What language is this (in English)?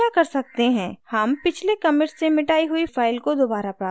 Hindi